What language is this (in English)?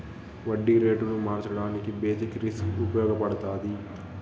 Telugu